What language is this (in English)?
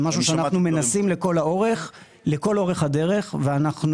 Hebrew